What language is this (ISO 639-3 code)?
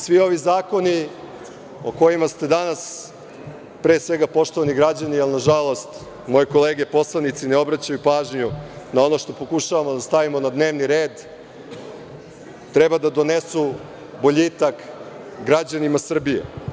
srp